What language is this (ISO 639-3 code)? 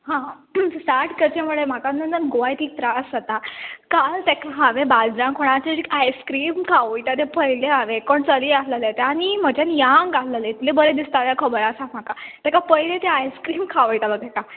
kok